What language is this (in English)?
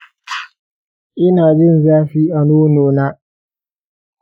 Hausa